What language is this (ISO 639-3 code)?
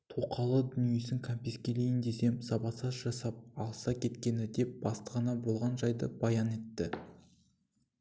kaz